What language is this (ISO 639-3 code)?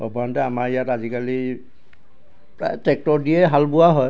asm